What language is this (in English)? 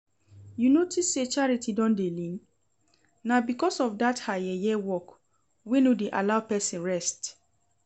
Nigerian Pidgin